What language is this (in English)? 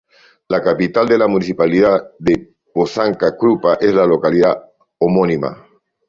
Spanish